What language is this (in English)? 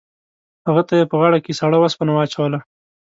Pashto